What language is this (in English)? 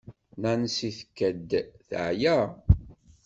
Kabyle